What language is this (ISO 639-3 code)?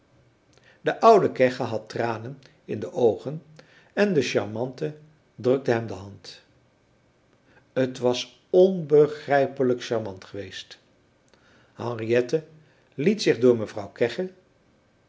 nld